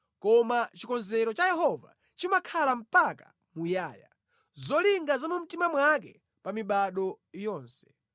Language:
Nyanja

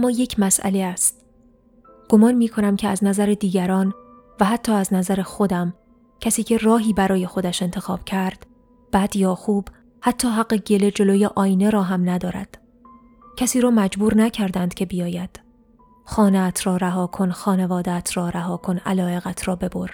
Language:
Persian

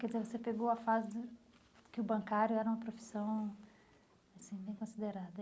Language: Portuguese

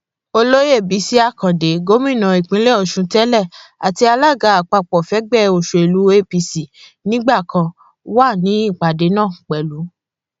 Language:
Yoruba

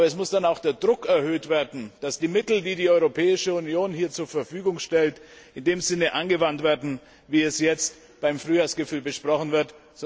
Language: German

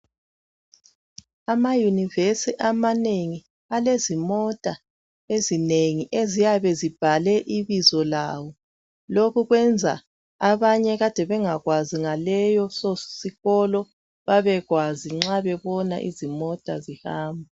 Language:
North Ndebele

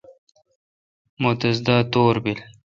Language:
Kalkoti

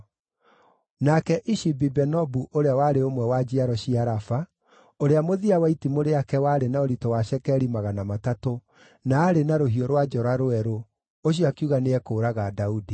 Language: Kikuyu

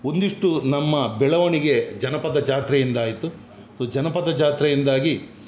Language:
Kannada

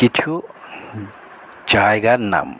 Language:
Bangla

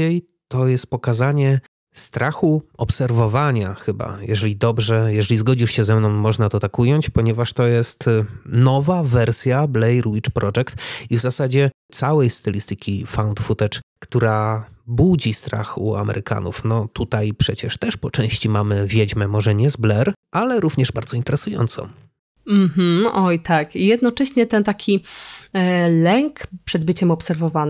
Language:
Polish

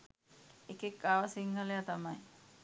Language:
Sinhala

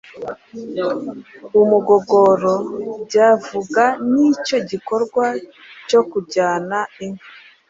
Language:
Kinyarwanda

